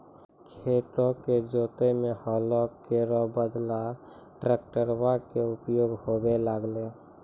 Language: Maithili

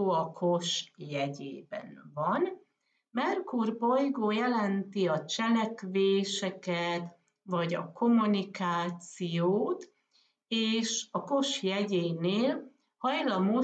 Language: Hungarian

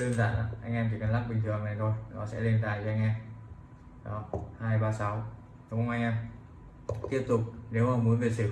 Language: Vietnamese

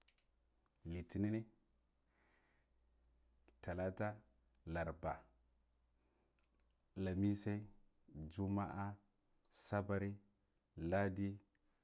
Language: Guduf-Gava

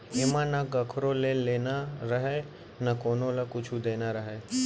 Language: Chhattisgarhi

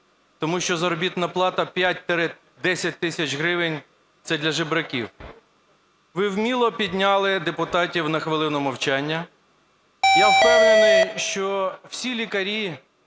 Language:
Ukrainian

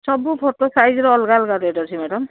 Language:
Odia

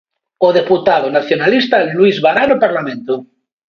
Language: Galician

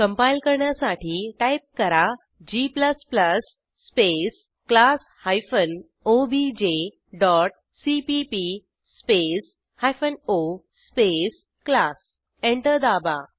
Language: Marathi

